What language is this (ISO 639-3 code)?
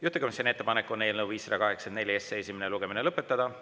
est